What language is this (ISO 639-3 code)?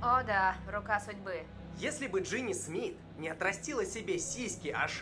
rus